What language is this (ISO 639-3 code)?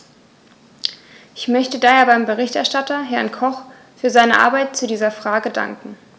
deu